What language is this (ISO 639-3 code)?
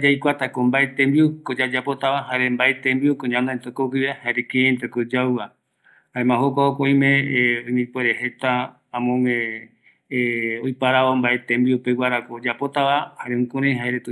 gui